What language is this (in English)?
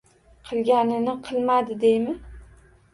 Uzbek